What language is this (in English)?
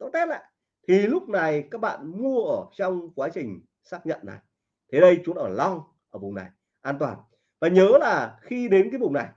Vietnamese